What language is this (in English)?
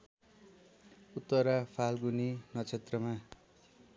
Nepali